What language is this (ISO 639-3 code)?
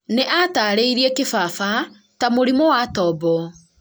kik